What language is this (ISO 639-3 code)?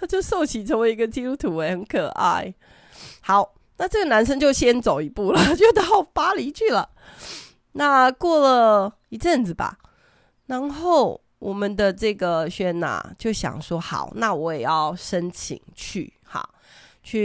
zho